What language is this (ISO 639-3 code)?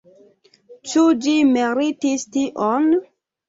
epo